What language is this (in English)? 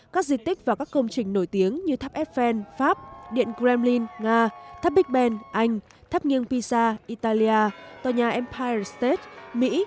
Vietnamese